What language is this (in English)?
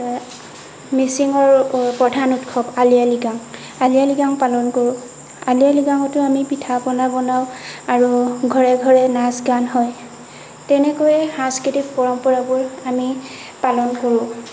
Assamese